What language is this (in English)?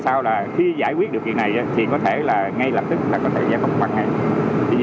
Vietnamese